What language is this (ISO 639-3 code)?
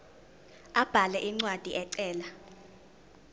zul